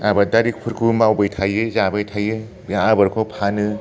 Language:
Bodo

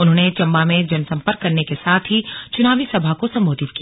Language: Hindi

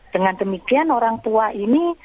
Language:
Indonesian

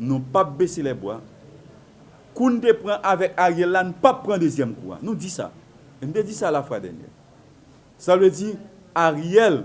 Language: French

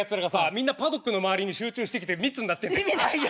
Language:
Japanese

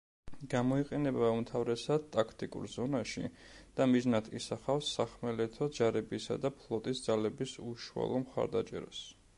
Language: Georgian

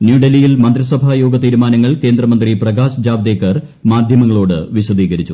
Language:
Malayalam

